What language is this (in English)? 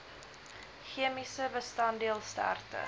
Afrikaans